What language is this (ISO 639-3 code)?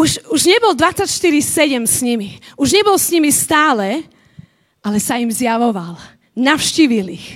slk